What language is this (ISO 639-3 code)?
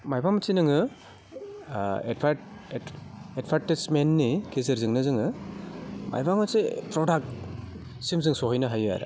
brx